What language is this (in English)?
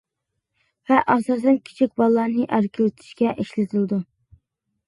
Uyghur